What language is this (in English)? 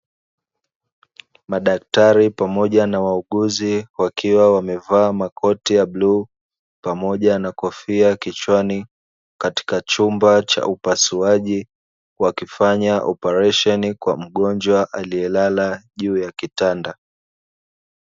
Swahili